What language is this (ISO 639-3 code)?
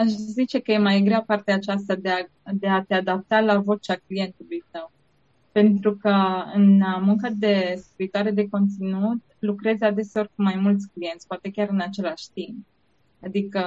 ron